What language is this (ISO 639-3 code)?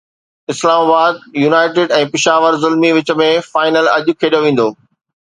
snd